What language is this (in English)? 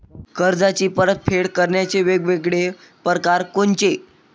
Marathi